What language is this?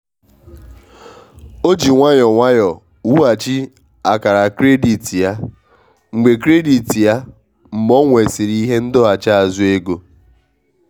Igbo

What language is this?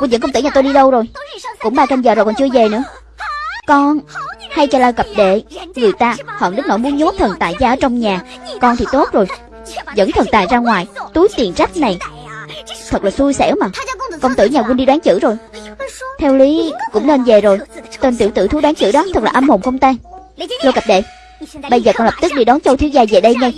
Vietnamese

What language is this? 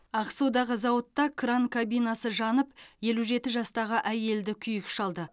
Kazakh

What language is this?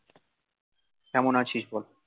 Bangla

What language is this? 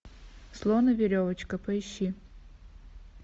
Russian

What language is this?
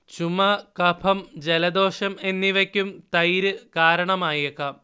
Malayalam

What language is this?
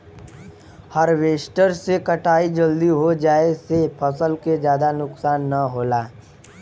Bhojpuri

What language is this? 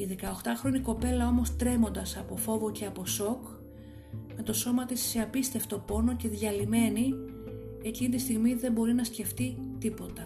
Greek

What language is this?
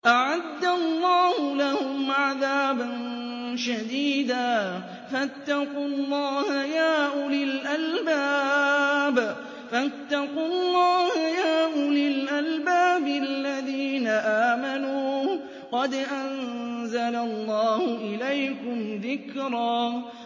Arabic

